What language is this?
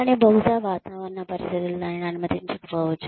Telugu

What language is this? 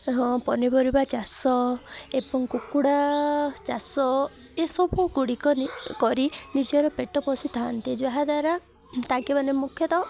Odia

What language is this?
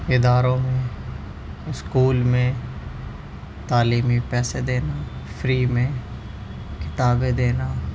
Urdu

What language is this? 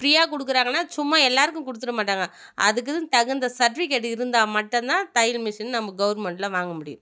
Tamil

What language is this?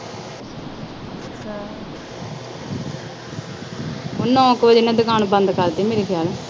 Punjabi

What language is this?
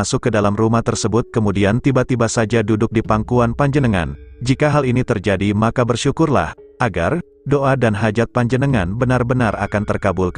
Indonesian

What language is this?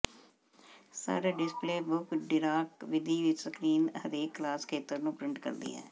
Punjabi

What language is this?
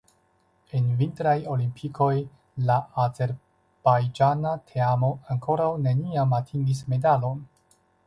Esperanto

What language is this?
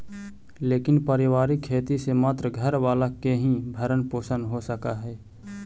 Magahi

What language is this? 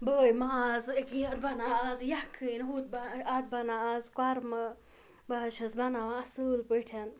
Kashmiri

